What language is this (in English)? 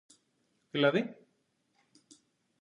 Greek